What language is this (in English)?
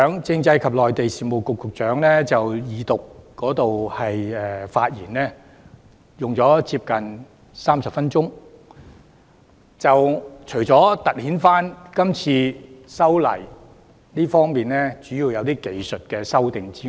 Cantonese